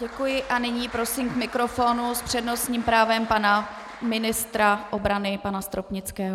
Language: Czech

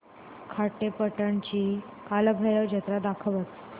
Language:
Marathi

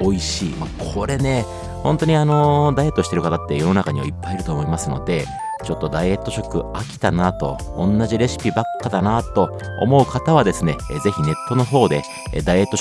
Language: Japanese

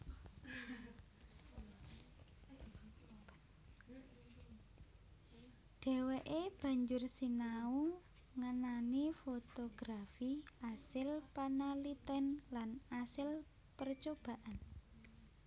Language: Javanese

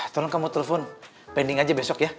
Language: Indonesian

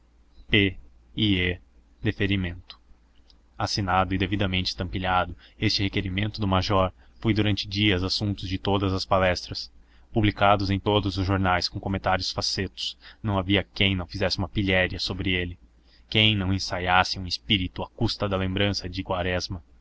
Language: Portuguese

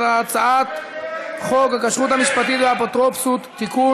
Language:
Hebrew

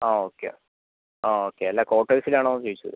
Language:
Malayalam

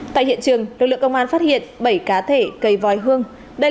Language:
Vietnamese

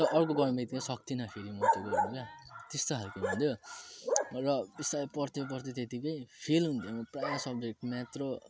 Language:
Nepali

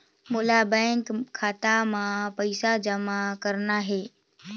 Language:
Chhattisgarhi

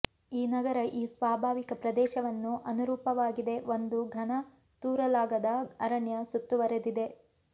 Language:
Kannada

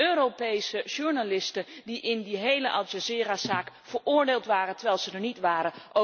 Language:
Dutch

